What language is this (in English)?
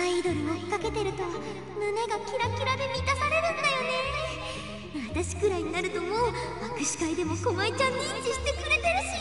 Japanese